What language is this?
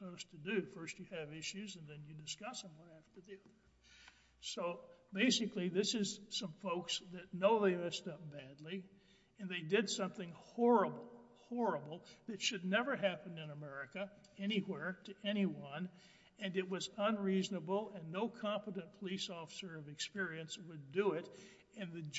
English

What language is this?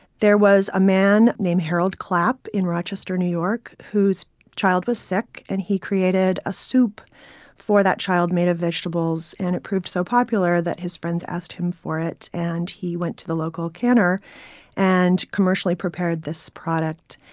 English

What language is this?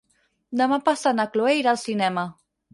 Catalan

